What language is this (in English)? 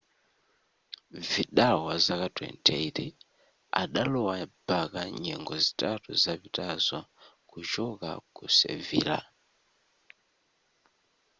Nyanja